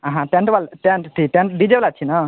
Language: Maithili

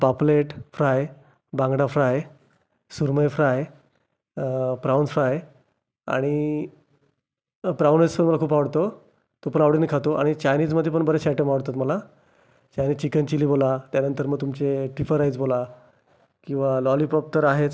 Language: Marathi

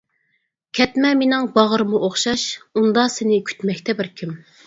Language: Uyghur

